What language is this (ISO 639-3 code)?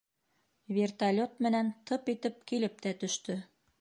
bak